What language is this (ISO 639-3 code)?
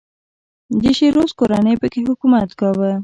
pus